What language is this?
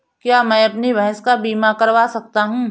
Hindi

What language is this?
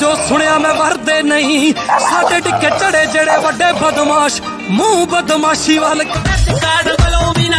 Hindi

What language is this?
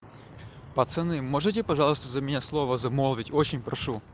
Russian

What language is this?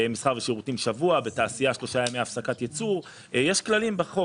Hebrew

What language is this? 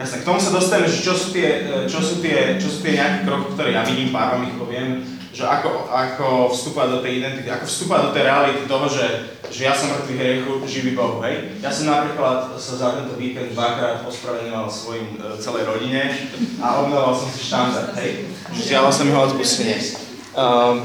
Slovak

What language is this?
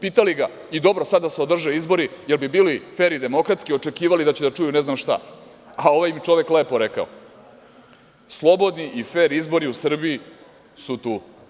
Serbian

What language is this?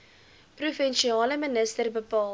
Afrikaans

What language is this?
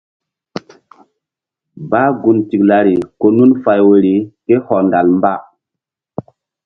Mbum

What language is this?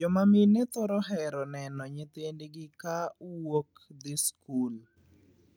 Luo (Kenya and Tanzania)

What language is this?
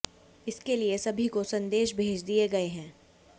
Hindi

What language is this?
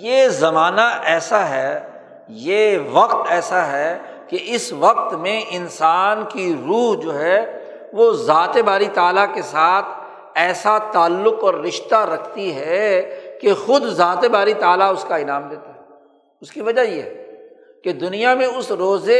Urdu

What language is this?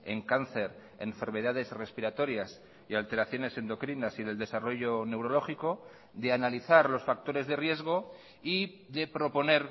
Spanish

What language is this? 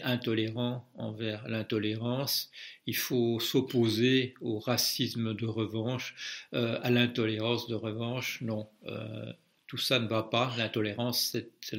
French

